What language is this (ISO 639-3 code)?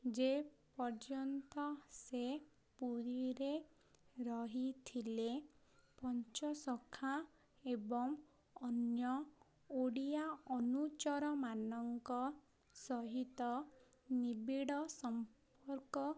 ori